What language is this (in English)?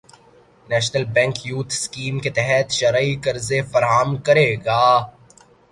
Urdu